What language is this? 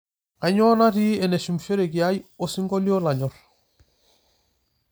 Masai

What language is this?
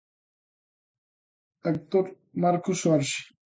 Galician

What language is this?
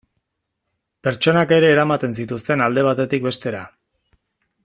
Basque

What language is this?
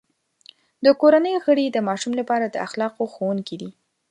Pashto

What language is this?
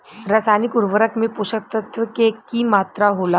Bhojpuri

